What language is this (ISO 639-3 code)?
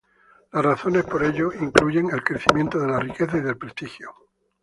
spa